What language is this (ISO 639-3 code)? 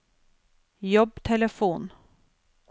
nor